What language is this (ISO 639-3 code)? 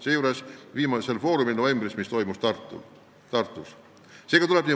est